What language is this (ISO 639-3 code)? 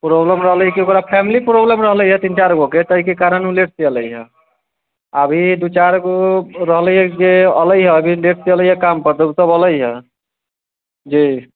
mai